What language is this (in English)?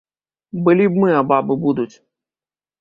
Belarusian